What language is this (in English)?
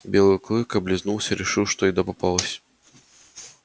Russian